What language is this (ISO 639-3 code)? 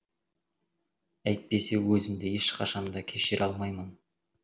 kaz